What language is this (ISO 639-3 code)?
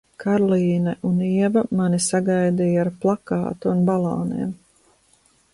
lav